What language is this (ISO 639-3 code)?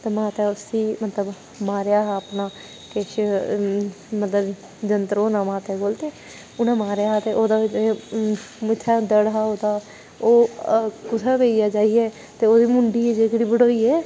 doi